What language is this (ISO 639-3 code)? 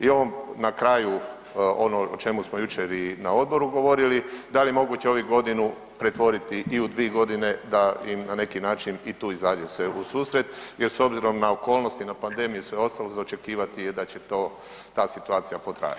hrv